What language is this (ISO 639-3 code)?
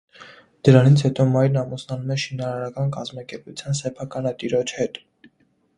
hye